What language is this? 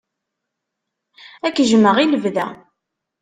Kabyle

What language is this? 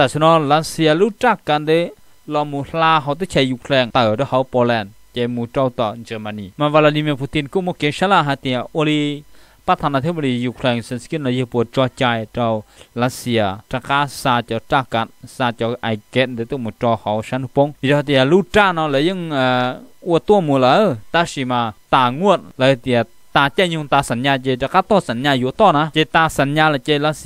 Thai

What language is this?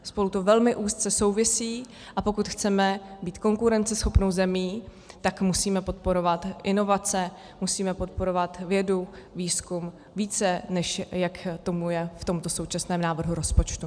Czech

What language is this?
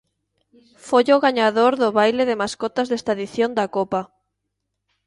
Galician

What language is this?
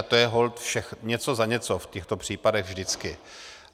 Czech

